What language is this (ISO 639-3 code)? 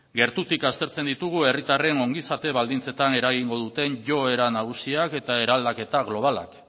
eus